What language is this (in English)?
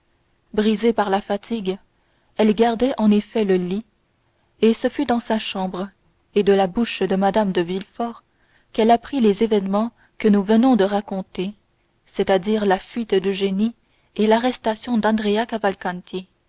French